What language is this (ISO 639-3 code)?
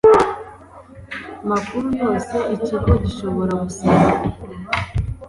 kin